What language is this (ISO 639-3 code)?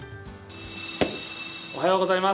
jpn